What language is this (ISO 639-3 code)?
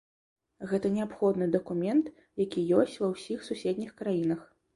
bel